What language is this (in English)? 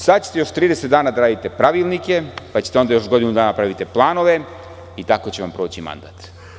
Serbian